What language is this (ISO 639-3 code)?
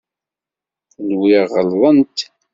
kab